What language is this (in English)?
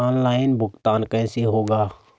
Hindi